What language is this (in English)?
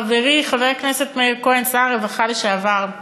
Hebrew